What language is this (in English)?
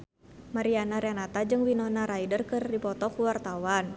Sundanese